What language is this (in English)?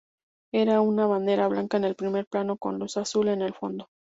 Spanish